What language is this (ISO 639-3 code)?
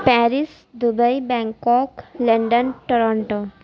urd